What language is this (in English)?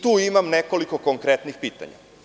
Serbian